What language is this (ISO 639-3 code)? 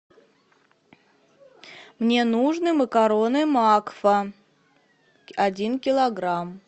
rus